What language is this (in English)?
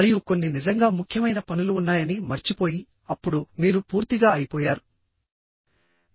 Telugu